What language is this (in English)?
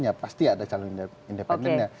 Indonesian